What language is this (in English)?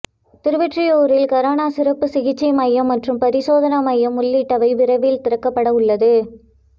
Tamil